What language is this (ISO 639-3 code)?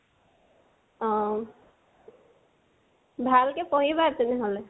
asm